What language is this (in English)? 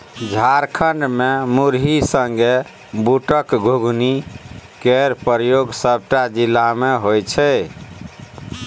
Maithili